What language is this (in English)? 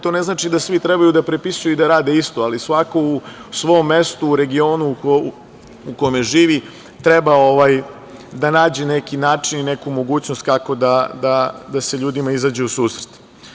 Serbian